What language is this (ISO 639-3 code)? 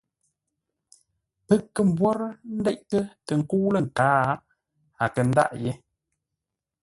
nla